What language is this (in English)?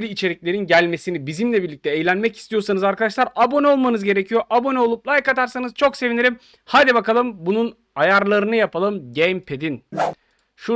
Turkish